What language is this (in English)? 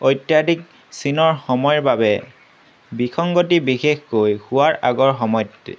Assamese